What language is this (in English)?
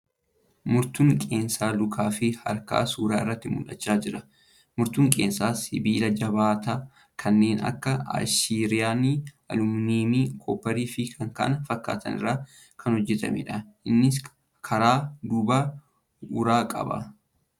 Oromo